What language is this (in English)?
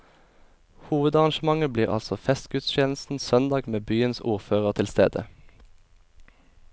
Norwegian